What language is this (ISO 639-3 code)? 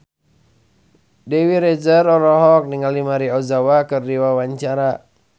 sun